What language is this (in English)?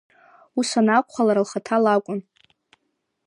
Abkhazian